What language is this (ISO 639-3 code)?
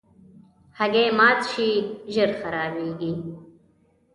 pus